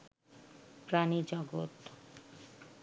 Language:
Bangla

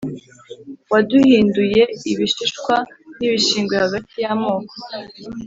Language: Kinyarwanda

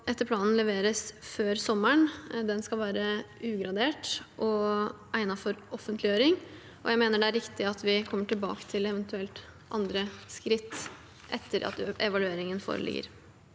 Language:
Norwegian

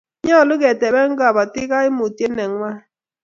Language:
Kalenjin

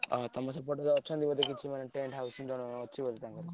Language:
Odia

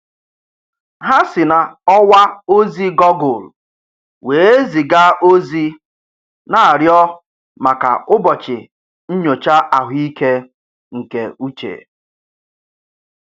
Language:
Igbo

